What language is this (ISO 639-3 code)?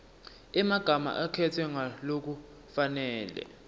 ssw